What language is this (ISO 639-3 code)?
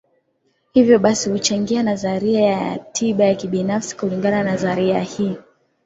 swa